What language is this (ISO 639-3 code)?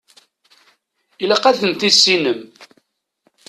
kab